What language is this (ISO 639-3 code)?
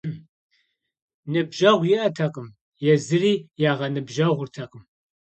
kbd